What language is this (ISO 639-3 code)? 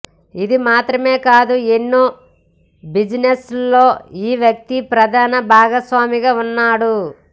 tel